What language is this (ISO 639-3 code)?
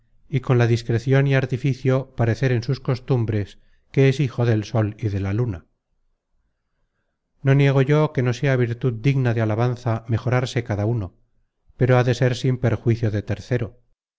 spa